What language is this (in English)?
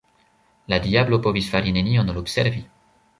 Esperanto